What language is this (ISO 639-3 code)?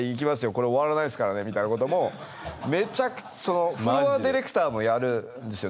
jpn